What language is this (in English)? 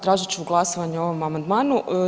Croatian